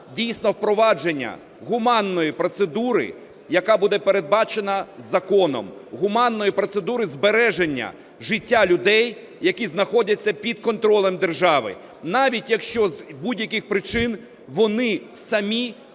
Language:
Ukrainian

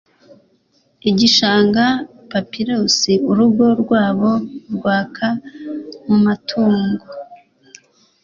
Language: Kinyarwanda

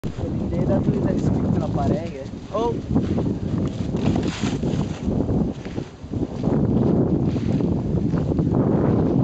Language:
Dutch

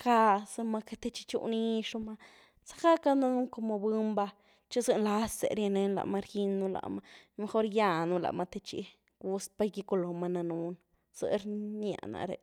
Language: Güilá Zapotec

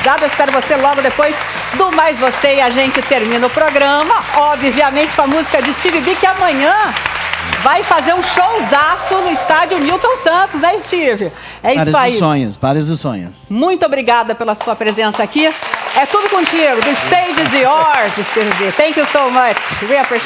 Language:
Portuguese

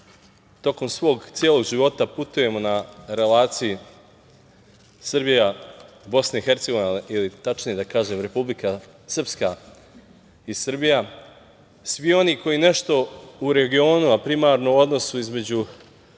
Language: Serbian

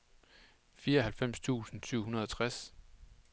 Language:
Danish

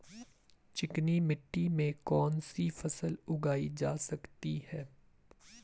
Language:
Hindi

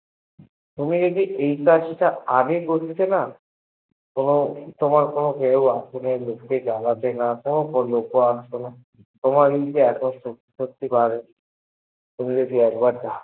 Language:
Bangla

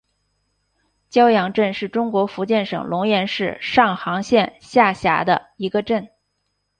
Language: Chinese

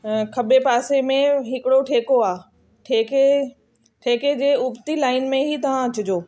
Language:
Sindhi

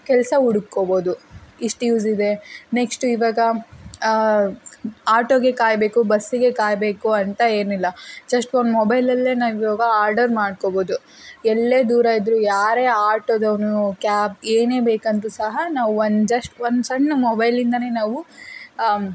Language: Kannada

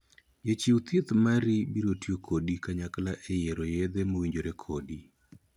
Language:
Luo (Kenya and Tanzania)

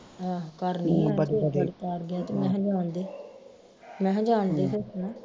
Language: Punjabi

